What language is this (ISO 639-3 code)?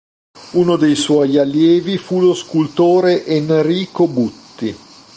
ita